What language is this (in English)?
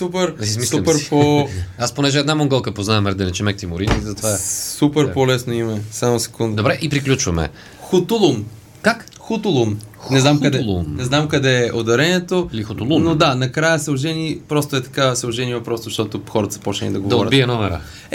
Bulgarian